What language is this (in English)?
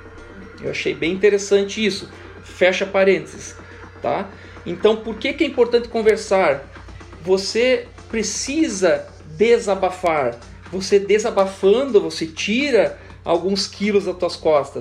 Portuguese